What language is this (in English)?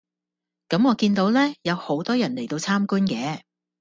Cantonese